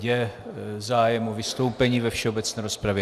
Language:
Czech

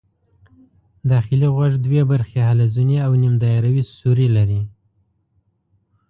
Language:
Pashto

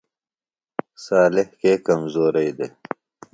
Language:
Phalura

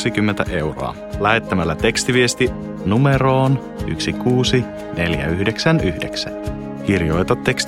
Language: Finnish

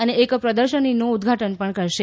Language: Gujarati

